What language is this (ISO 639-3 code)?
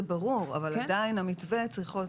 heb